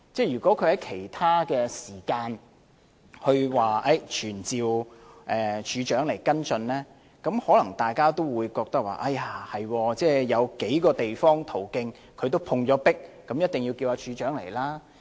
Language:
Cantonese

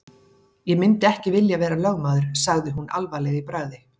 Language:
Icelandic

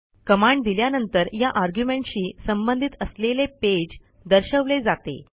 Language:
Marathi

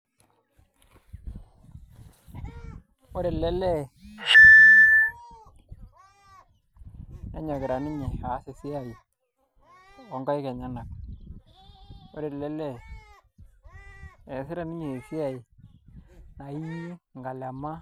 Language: Masai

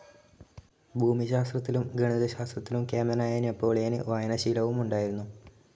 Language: Malayalam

